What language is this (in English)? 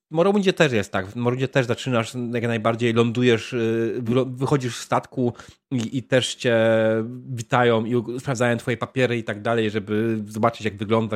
Polish